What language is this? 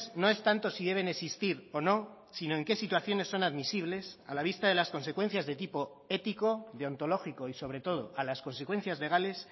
Spanish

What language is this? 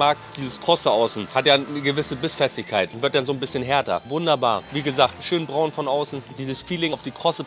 German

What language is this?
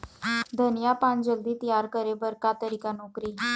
Chhattisgarhi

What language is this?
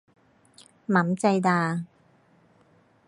Thai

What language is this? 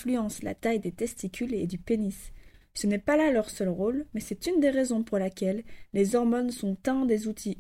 French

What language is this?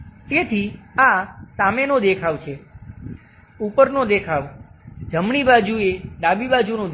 Gujarati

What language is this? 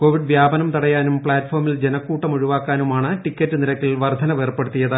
Malayalam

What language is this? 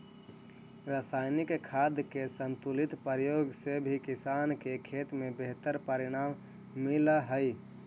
Magahi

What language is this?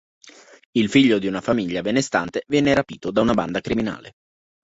Italian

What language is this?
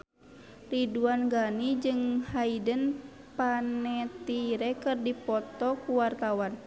Sundanese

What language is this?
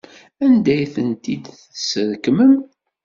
Kabyle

